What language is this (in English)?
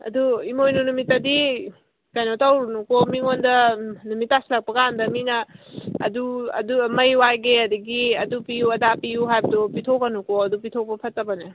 Manipuri